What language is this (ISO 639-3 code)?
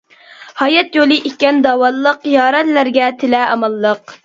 uig